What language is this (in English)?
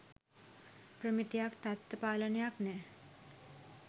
Sinhala